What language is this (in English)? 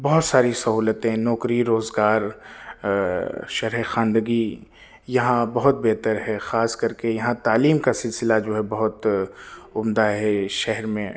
Urdu